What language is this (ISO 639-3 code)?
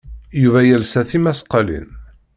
kab